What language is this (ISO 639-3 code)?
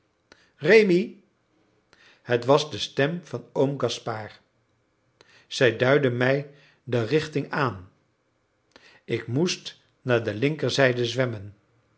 nld